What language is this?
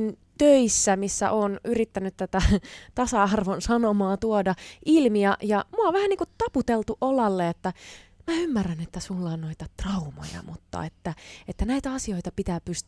Finnish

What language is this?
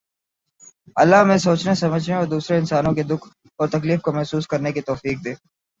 Urdu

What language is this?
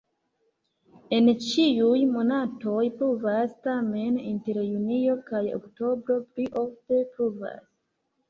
Esperanto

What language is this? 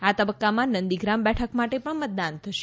Gujarati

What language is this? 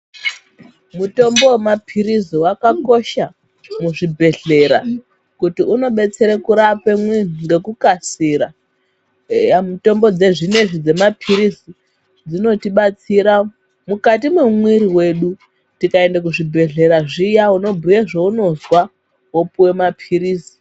Ndau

